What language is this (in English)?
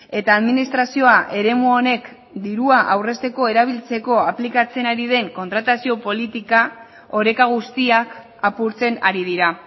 Basque